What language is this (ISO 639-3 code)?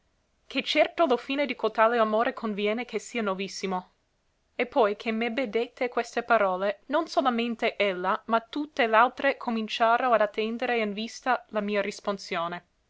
ita